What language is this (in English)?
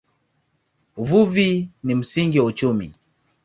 Swahili